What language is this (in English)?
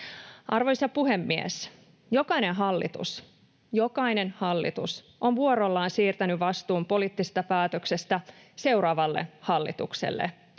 Finnish